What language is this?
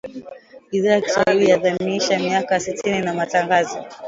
Swahili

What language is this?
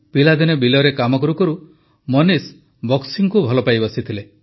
Odia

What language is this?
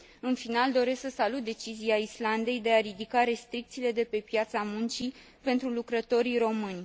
Romanian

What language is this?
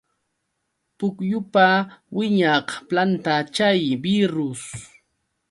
Yauyos Quechua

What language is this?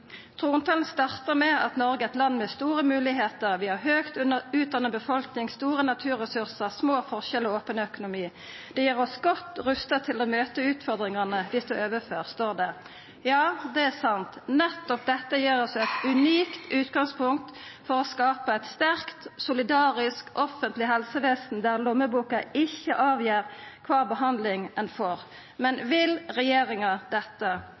Norwegian Nynorsk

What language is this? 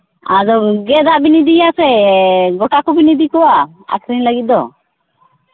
Santali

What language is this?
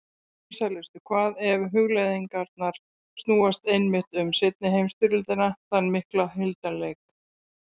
Icelandic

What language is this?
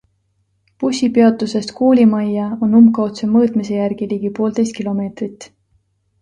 Estonian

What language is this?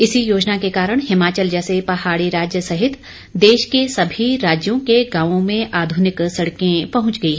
Hindi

